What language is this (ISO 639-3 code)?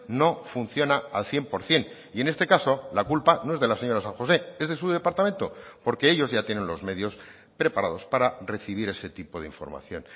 spa